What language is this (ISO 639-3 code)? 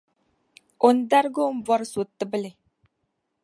dag